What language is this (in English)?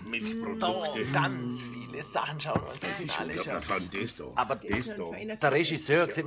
German